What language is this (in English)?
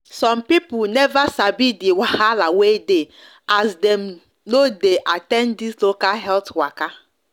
Nigerian Pidgin